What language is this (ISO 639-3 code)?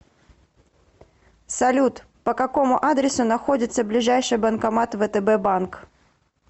rus